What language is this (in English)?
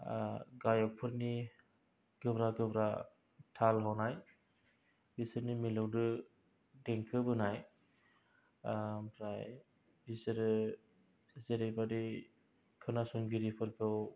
Bodo